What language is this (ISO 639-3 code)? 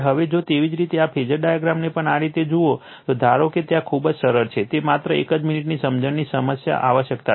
guj